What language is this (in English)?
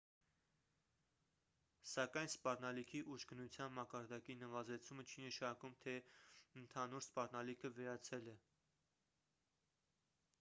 Armenian